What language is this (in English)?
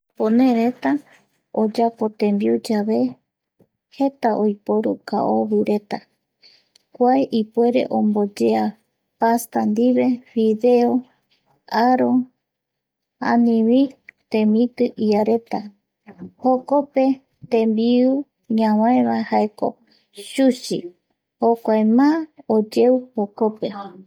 Eastern Bolivian Guaraní